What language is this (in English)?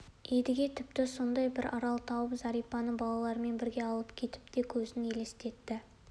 Kazakh